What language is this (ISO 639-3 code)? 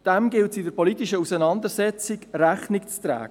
gsw